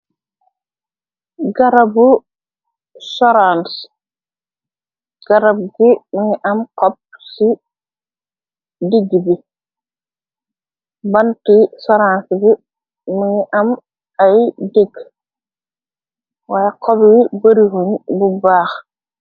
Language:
Wolof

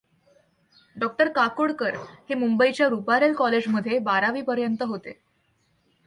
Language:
Marathi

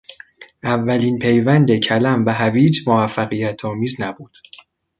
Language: Persian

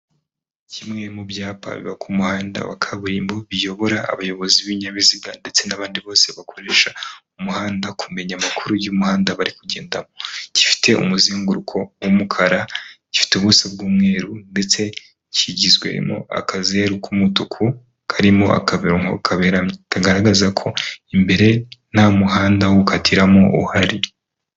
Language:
Kinyarwanda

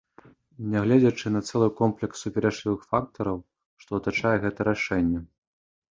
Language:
Belarusian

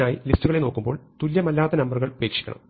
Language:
Malayalam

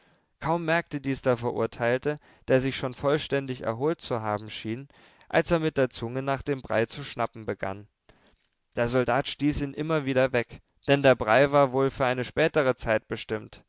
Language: German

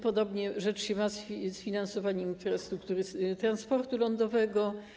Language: Polish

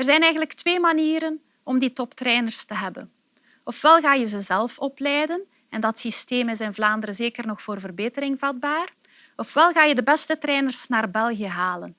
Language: Dutch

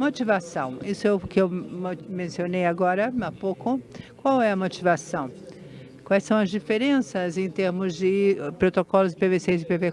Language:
Portuguese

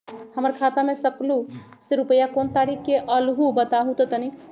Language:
Magahi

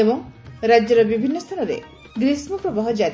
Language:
Odia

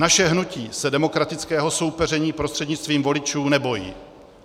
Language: Czech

